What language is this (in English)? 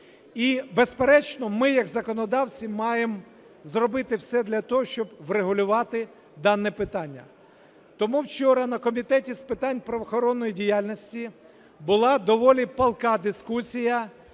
Ukrainian